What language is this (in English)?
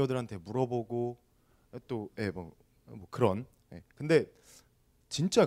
Korean